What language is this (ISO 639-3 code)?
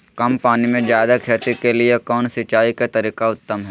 mag